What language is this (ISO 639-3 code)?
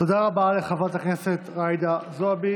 heb